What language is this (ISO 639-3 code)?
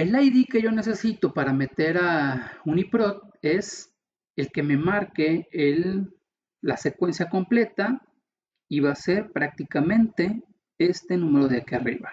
spa